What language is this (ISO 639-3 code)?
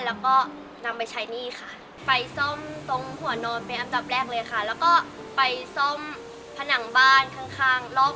tha